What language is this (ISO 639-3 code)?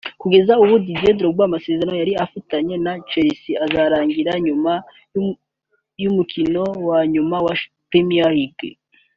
kin